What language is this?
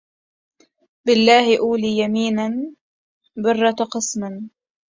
Arabic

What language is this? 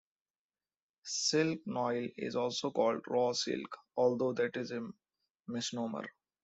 English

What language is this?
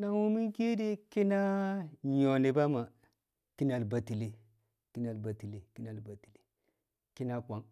Kamo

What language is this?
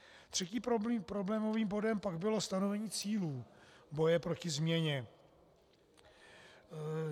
Czech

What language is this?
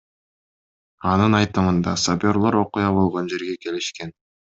Kyrgyz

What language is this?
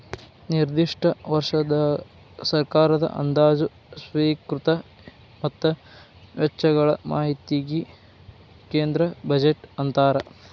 Kannada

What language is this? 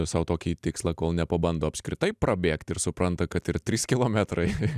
Lithuanian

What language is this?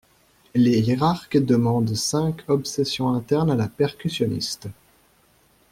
French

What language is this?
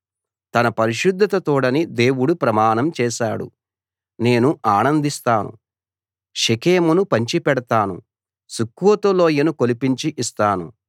Telugu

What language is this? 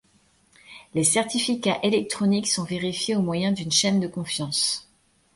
French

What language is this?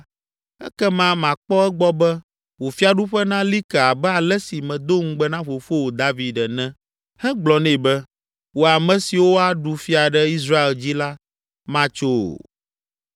Ewe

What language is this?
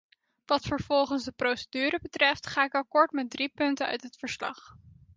Dutch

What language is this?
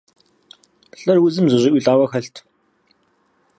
Kabardian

